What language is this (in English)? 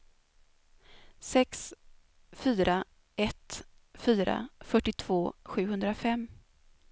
Swedish